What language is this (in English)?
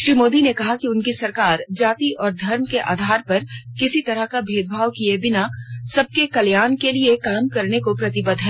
Hindi